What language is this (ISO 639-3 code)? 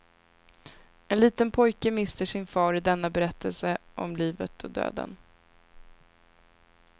swe